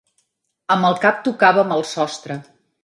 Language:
Catalan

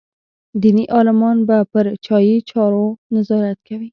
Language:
Pashto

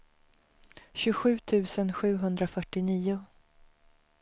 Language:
Swedish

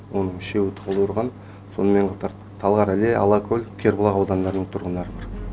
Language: Kazakh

